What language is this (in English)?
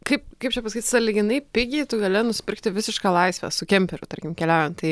Lithuanian